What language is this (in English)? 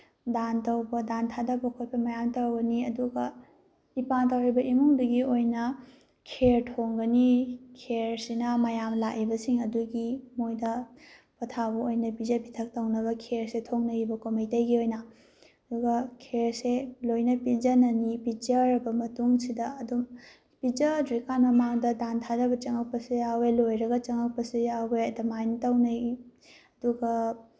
Manipuri